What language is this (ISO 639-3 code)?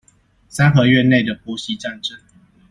zho